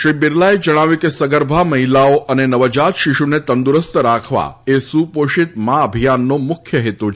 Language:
Gujarati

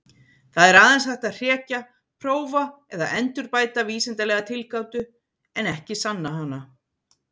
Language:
Icelandic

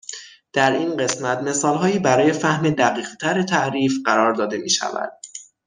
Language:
Persian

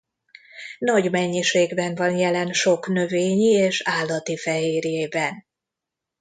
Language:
Hungarian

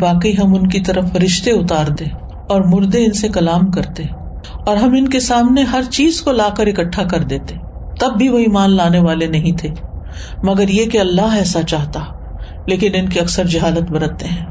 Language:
Urdu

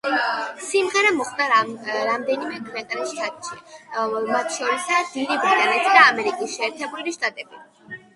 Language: Georgian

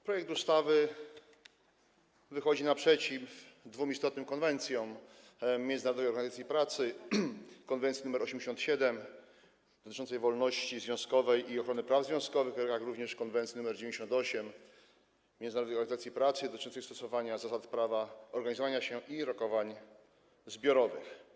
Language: Polish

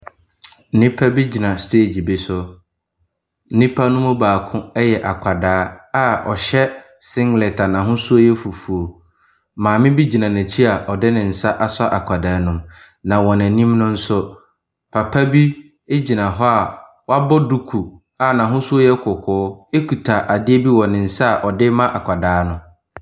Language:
Akan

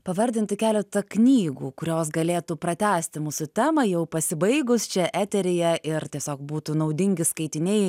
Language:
Lithuanian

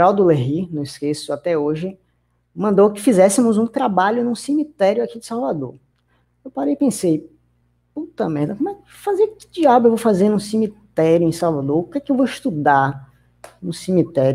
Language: Portuguese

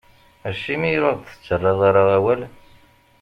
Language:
Kabyle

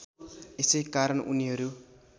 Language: Nepali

